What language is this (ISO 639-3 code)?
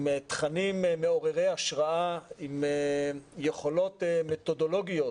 heb